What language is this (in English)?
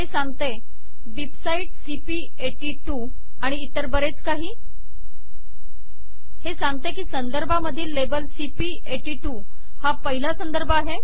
Marathi